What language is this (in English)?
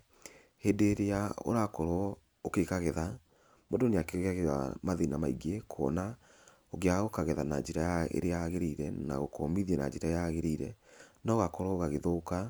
Kikuyu